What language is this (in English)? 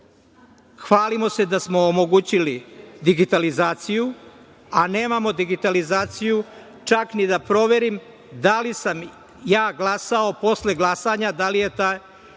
Serbian